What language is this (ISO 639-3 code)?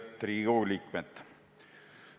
est